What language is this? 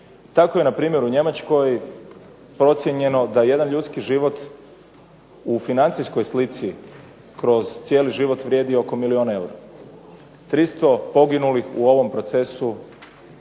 Croatian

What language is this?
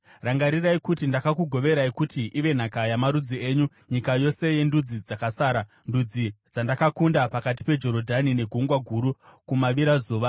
Shona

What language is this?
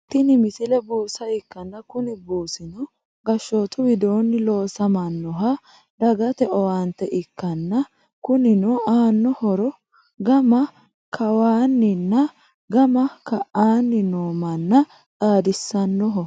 Sidamo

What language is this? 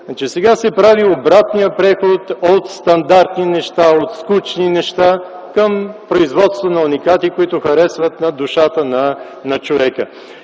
Bulgarian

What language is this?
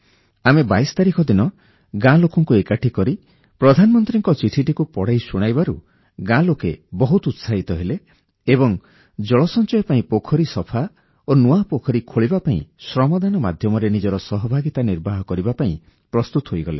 Odia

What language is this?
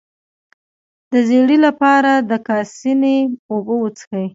Pashto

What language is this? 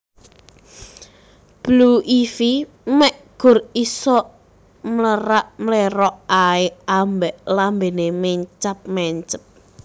Javanese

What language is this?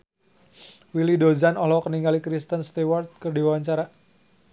Sundanese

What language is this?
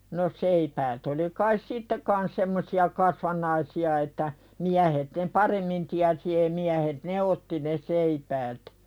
Finnish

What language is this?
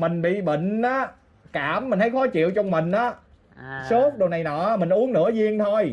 Vietnamese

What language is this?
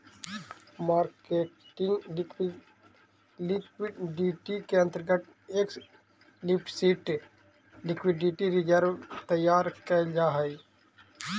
Magahi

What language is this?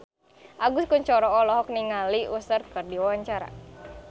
Sundanese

